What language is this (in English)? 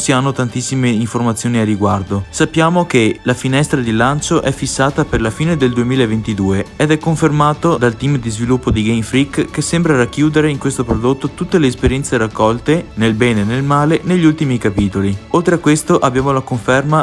Italian